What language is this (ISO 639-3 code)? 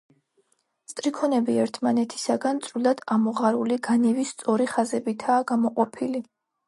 kat